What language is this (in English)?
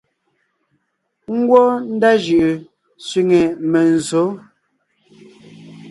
Ngiemboon